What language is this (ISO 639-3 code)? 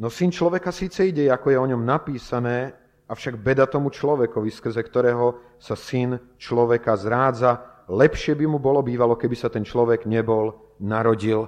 slk